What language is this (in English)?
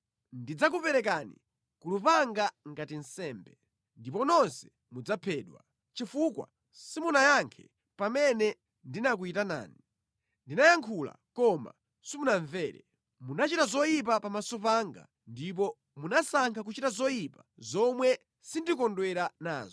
Nyanja